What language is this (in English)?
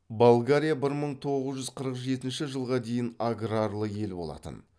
Kazakh